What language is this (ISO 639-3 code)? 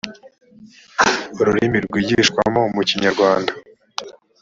kin